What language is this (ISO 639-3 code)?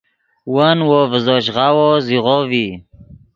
ydg